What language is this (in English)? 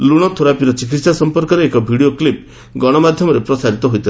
Odia